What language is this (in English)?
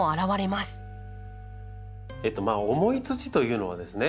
Japanese